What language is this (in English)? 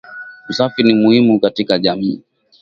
Swahili